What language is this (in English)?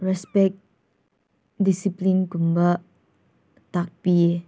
Manipuri